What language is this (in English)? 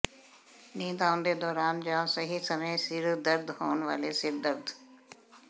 Punjabi